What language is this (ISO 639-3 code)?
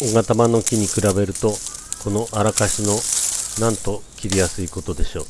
jpn